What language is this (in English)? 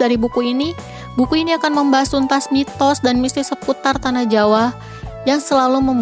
Indonesian